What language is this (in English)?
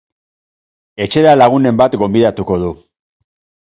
Basque